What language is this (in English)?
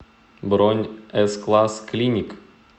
Russian